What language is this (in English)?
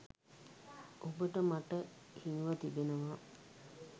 Sinhala